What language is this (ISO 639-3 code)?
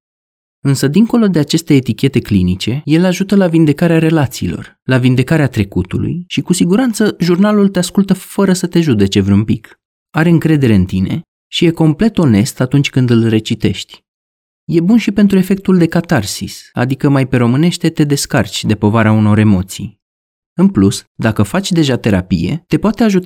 ron